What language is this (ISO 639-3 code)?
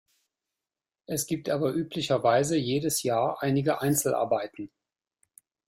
deu